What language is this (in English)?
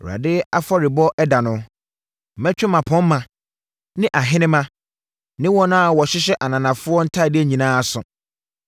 Akan